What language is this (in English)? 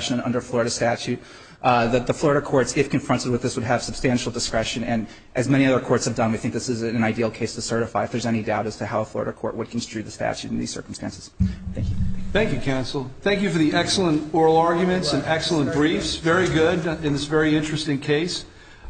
English